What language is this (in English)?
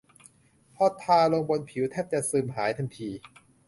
Thai